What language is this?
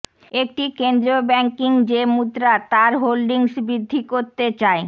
Bangla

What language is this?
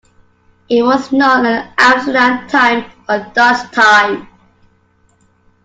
English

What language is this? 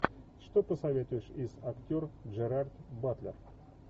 Russian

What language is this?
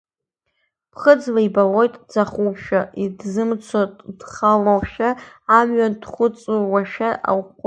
Abkhazian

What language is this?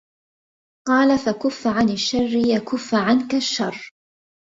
Arabic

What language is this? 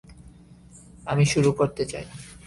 Bangla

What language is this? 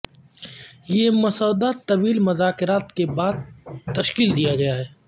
Urdu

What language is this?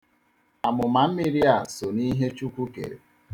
Igbo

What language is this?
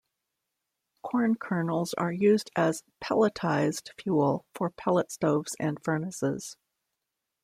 English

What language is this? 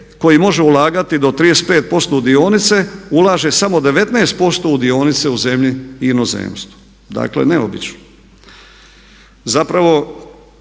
Croatian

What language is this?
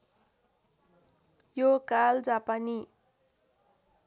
Nepali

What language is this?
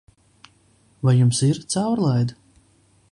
Latvian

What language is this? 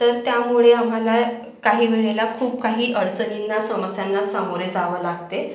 Marathi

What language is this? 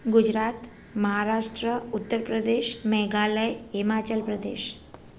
Sindhi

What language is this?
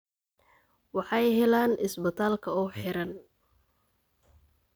Somali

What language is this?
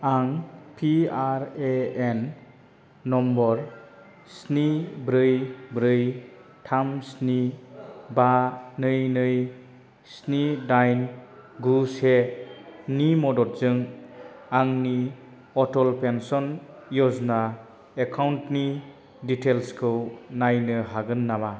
Bodo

